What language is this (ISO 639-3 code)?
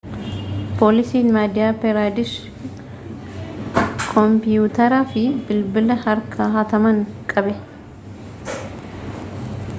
orm